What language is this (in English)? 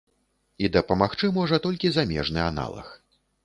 Belarusian